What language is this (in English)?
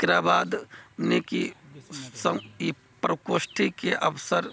Maithili